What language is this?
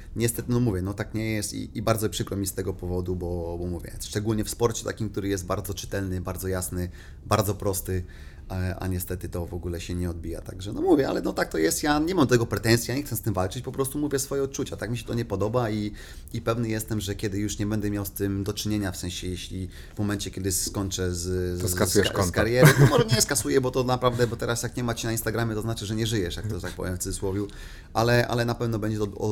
Polish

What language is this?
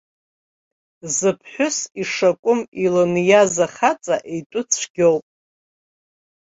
Abkhazian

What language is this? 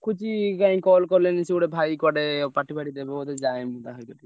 Odia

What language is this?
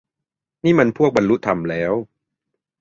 Thai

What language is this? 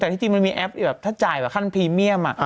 Thai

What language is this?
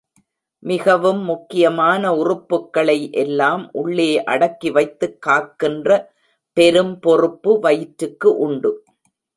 Tamil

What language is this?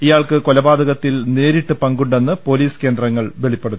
Malayalam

